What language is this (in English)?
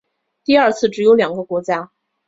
Chinese